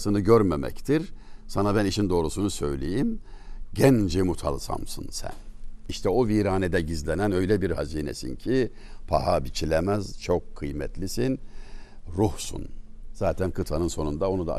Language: Turkish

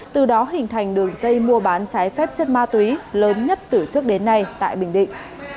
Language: Vietnamese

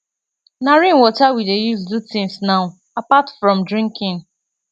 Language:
Nigerian Pidgin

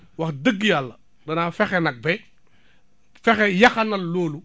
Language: Wolof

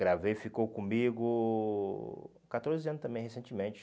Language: Portuguese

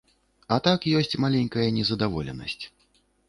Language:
Belarusian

